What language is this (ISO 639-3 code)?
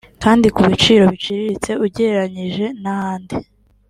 kin